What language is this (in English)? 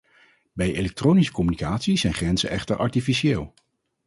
Dutch